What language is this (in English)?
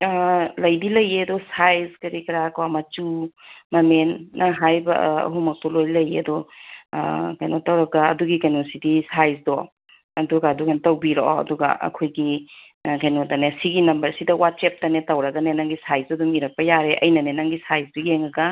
Manipuri